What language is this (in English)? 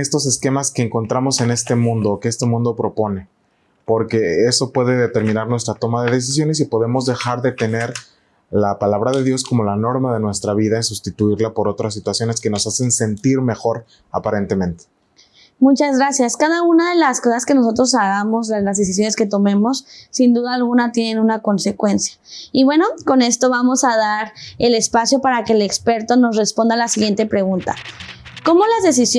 Spanish